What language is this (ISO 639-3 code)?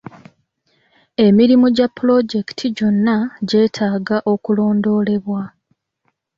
lug